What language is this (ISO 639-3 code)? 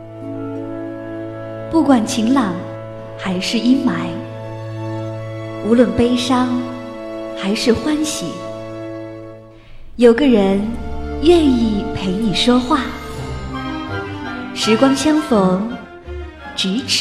zho